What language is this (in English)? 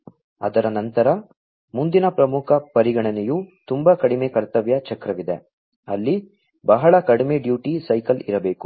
Kannada